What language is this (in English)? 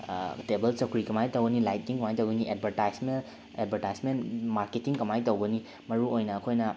Manipuri